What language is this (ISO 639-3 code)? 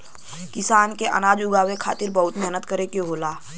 bho